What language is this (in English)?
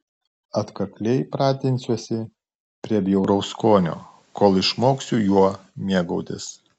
Lithuanian